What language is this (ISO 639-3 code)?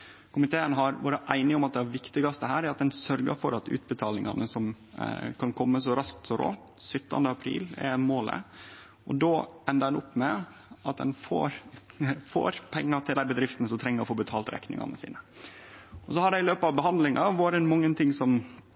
nno